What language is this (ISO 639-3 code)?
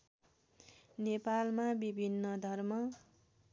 nep